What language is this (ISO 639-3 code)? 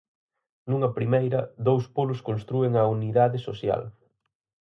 glg